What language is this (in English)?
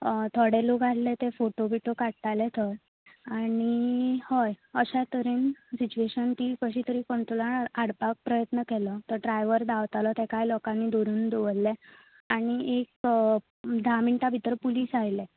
Konkani